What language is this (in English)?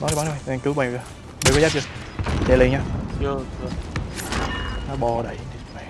Vietnamese